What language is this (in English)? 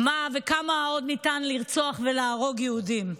Hebrew